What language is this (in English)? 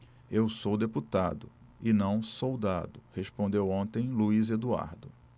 Portuguese